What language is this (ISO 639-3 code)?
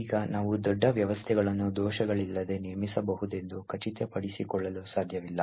kan